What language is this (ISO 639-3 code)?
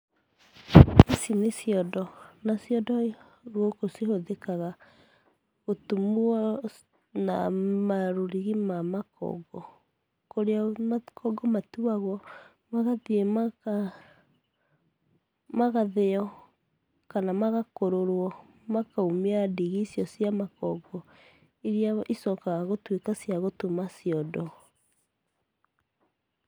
kik